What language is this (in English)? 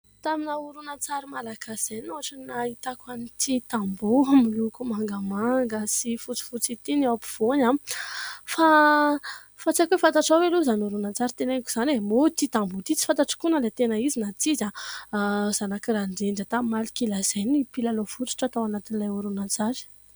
Malagasy